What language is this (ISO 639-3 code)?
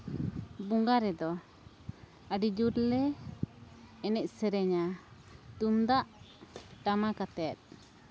sat